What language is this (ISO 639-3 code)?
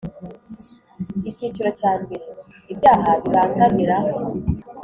kin